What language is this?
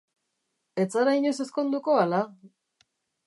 Basque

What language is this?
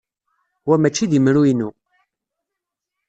Kabyle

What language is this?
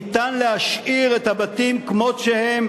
Hebrew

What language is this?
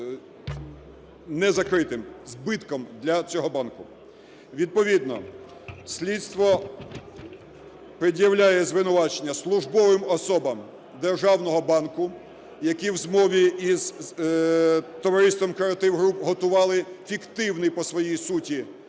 Ukrainian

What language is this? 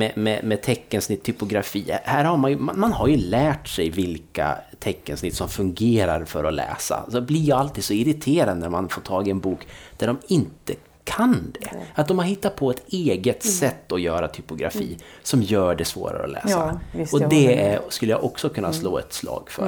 Swedish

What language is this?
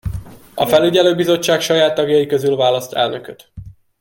Hungarian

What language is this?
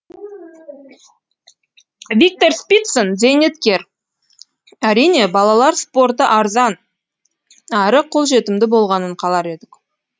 Kazakh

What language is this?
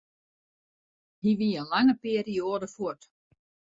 Western Frisian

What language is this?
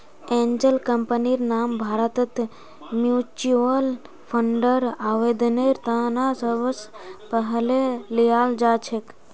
Magahi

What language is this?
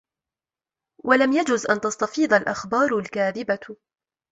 Arabic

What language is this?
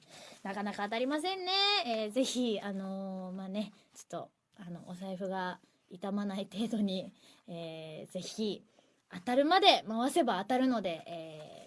Japanese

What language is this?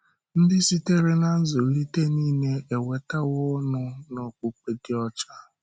Igbo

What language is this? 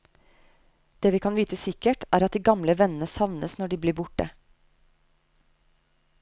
Norwegian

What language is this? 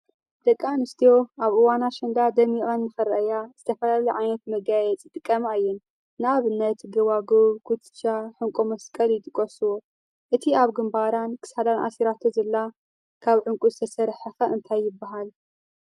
Tigrinya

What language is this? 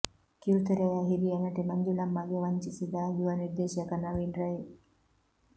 Kannada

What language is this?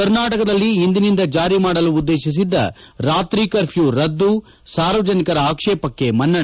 Kannada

